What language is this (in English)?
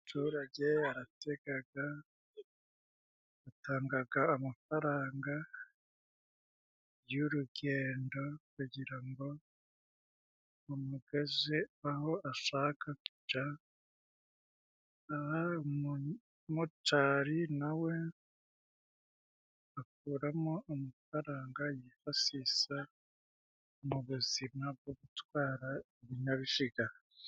Kinyarwanda